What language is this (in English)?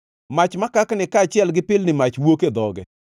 Luo (Kenya and Tanzania)